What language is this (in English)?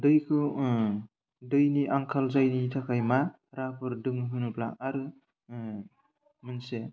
Bodo